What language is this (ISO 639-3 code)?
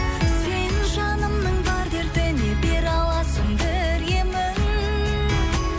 kaz